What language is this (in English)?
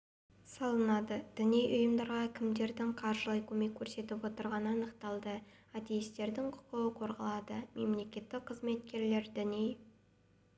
Kazakh